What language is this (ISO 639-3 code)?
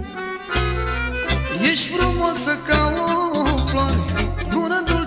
ron